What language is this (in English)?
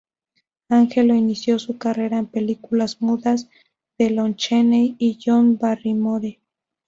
Spanish